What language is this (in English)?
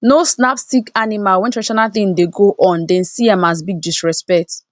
Nigerian Pidgin